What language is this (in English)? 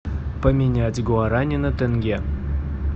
Russian